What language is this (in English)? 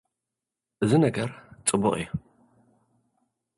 Tigrinya